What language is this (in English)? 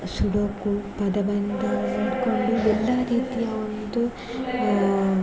Kannada